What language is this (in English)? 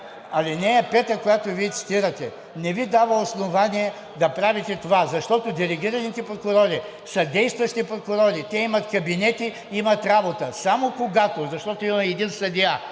Bulgarian